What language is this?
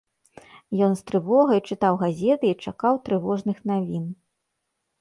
Belarusian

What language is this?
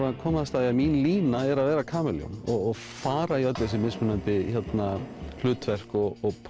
Icelandic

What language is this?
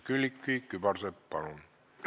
Estonian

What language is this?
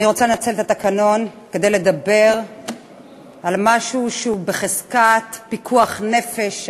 Hebrew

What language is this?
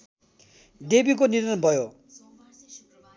Nepali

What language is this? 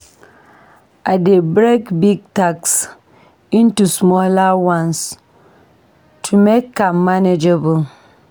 Nigerian Pidgin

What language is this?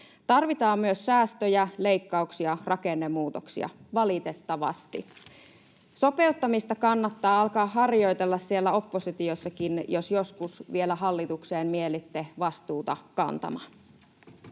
Finnish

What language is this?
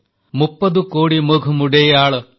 Odia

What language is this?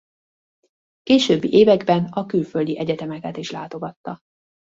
Hungarian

